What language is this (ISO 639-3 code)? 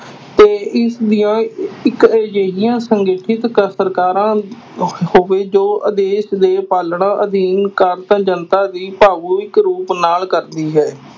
pan